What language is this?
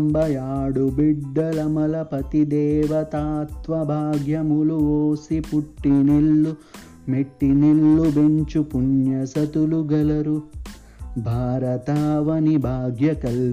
Telugu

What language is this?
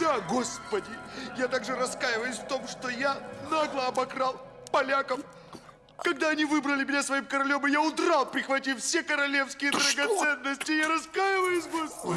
Russian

